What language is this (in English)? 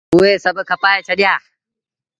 Sindhi Bhil